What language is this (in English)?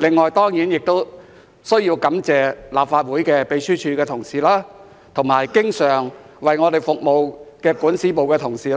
Cantonese